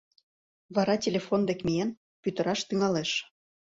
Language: Mari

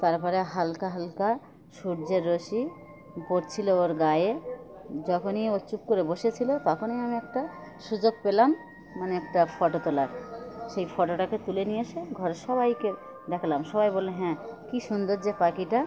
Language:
Bangla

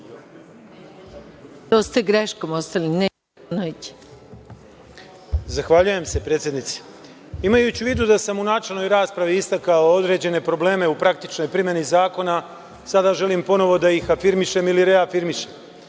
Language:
Serbian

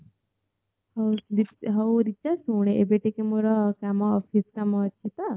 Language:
Odia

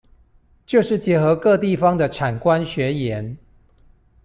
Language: Chinese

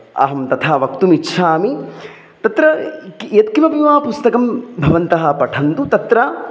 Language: Sanskrit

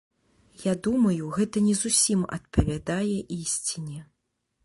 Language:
Belarusian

